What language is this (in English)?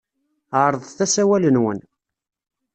Kabyle